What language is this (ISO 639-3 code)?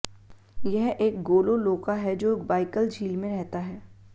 hin